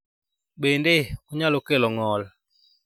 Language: Luo (Kenya and Tanzania)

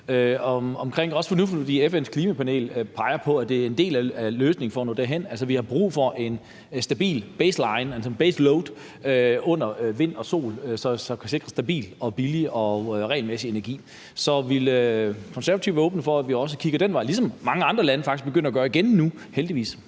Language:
Danish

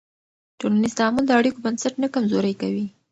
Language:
Pashto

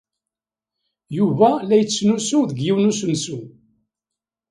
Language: Kabyle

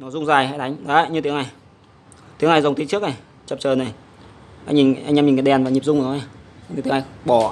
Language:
Vietnamese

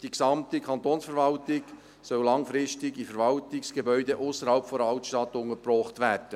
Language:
Swiss German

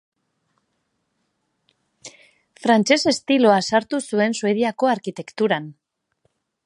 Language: Basque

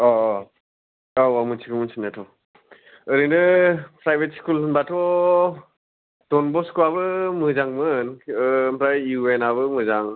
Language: Bodo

